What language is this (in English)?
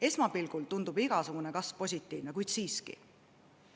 Estonian